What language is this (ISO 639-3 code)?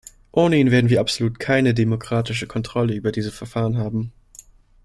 deu